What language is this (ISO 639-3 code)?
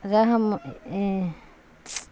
urd